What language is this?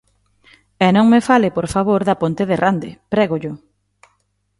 Galician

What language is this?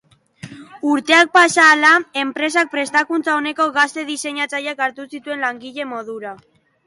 Basque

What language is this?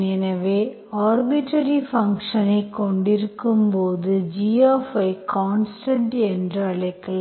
Tamil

